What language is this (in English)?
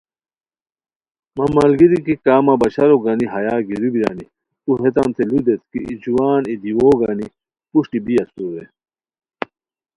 Khowar